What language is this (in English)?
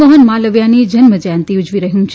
Gujarati